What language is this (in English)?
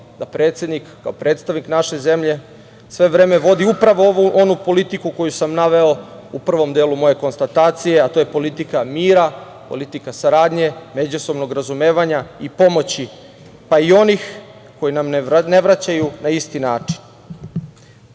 Serbian